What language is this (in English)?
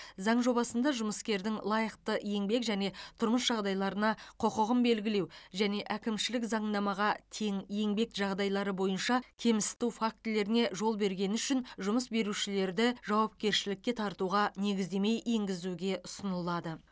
Kazakh